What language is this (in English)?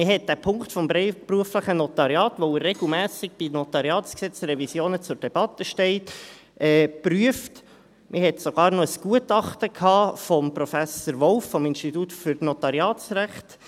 Swiss German